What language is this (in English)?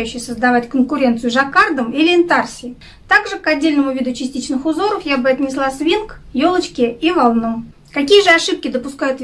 Russian